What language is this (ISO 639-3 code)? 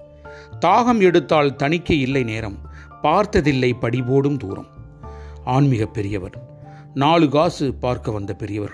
tam